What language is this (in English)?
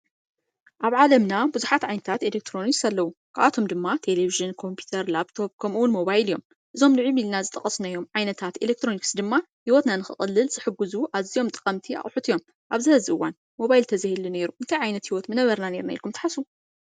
Tigrinya